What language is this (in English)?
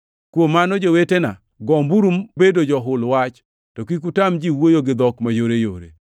Luo (Kenya and Tanzania)